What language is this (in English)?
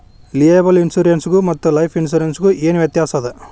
Kannada